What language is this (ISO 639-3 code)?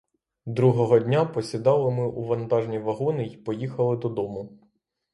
ukr